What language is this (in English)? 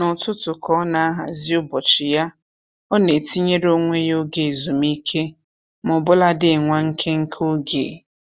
Igbo